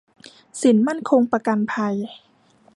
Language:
Thai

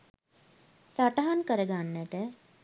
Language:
Sinhala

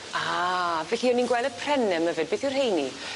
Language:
Welsh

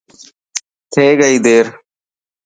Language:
Dhatki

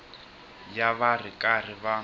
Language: Tsonga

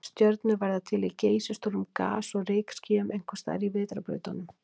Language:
Icelandic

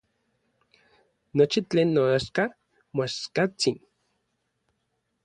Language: Orizaba Nahuatl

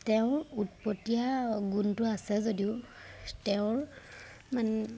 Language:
Assamese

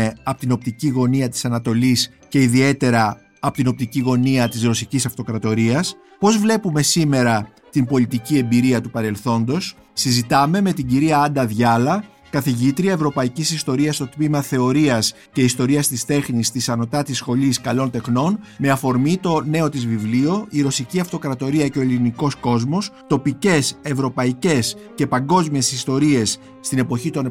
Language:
Greek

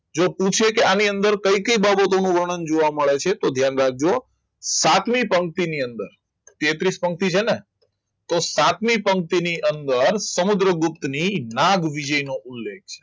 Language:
Gujarati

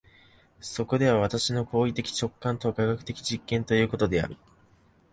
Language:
Japanese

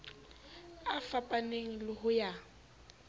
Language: Southern Sotho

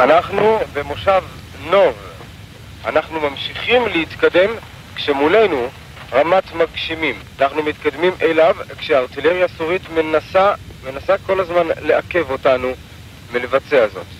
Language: Hebrew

